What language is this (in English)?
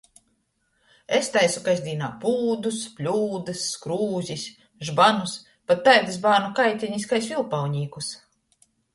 Latgalian